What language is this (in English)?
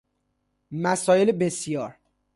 Persian